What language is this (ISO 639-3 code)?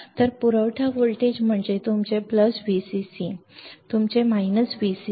mar